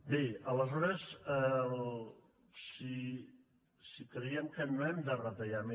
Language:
Catalan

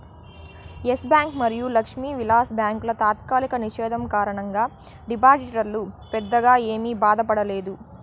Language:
Telugu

